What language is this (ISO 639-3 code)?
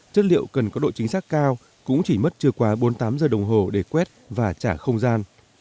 vie